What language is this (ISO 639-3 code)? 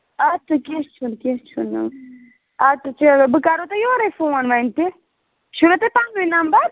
kas